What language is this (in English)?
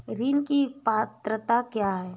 Hindi